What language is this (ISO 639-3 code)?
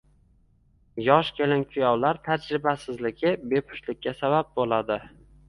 uzb